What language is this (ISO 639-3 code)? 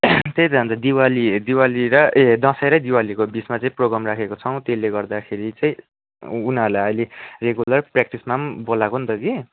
nep